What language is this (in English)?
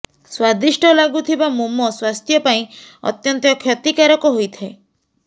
Odia